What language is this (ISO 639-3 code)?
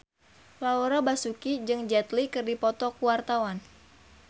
sun